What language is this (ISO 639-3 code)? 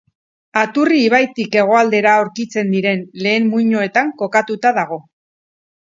eus